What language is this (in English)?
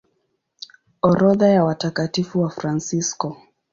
Swahili